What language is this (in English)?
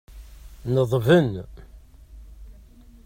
Kabyle